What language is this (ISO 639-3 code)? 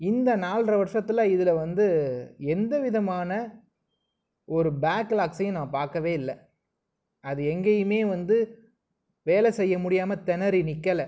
tam